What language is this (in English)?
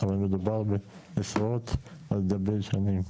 Hebrew